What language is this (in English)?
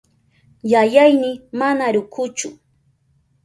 Southern Pastaza Quechua